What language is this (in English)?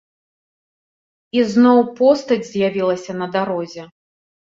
Belarusian